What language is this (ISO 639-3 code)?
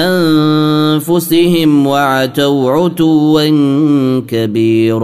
ara